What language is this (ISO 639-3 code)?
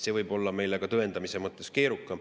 est